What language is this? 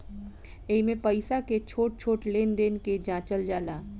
Bhojpuri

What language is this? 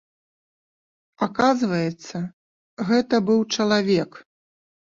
Belarusian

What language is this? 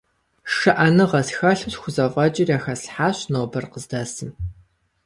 Kabardian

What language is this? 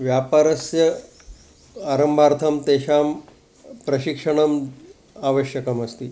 Sanskrit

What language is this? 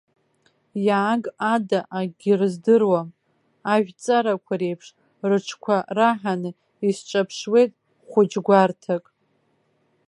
Abkhazian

